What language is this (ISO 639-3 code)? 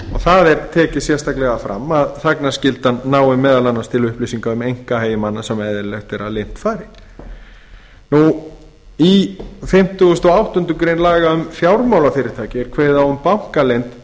isl